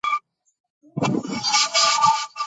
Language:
Georgian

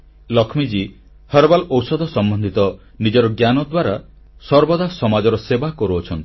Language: Odia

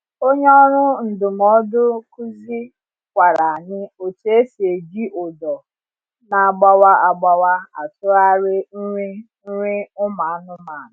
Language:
Igbo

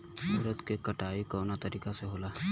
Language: Bhojpuri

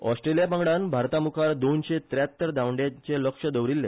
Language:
Konkani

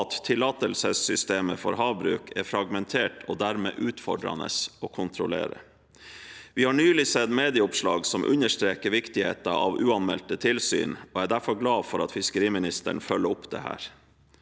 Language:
Norwegian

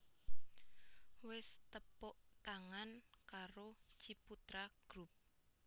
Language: Javanese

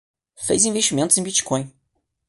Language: Portuguese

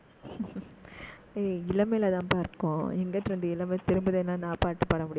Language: Tamil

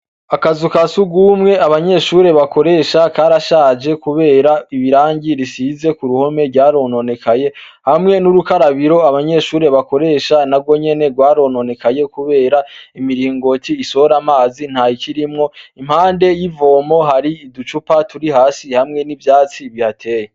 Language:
Rundi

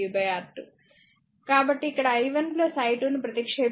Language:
Telugu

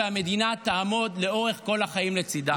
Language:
Hebrew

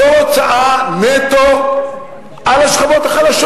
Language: Hebrew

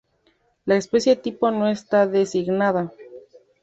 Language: Spanish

